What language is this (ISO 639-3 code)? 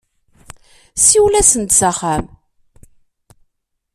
kab